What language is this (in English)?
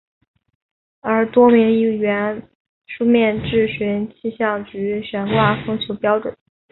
Chinese